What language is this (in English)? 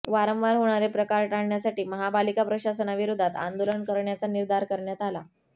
Marathi